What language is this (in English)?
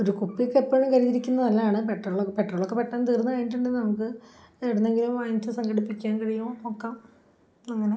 Malayalam